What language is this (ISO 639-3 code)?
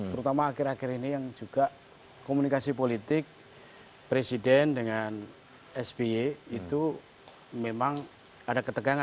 ind